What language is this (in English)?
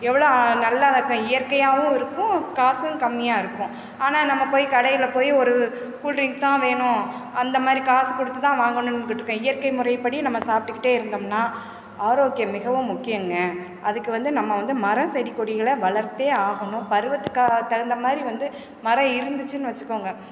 Tamil